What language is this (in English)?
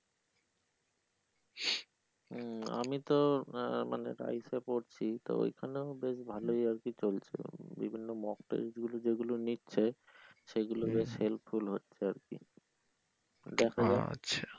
Bangla